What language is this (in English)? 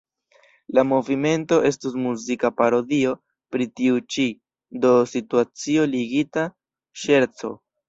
Esperanto